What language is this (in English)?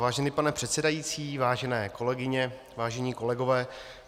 Czech